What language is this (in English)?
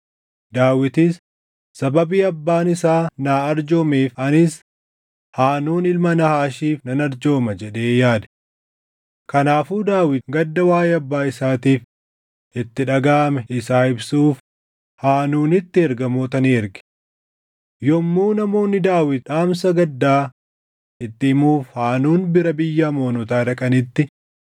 Oromo